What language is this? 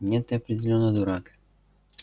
Russian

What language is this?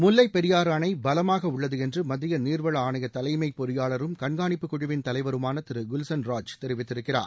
Tamil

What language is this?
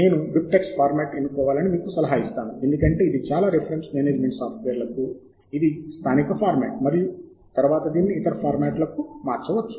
Telugu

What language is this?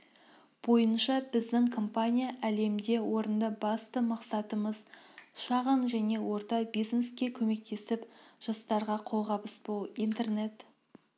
Kazakh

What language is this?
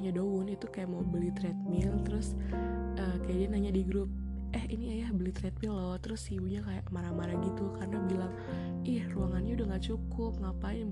Indonesian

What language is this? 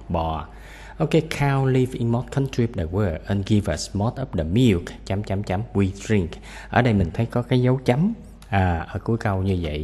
Vietnamese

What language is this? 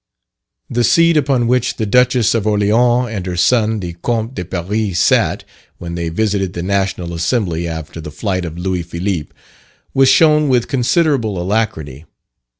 English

